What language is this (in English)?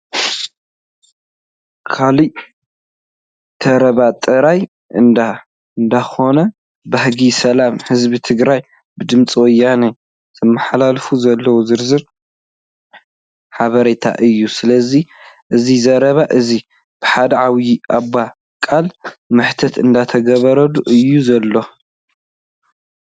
Tigrinya